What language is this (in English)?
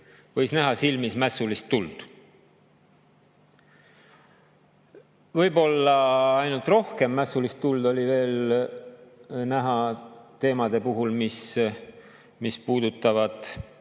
Estonian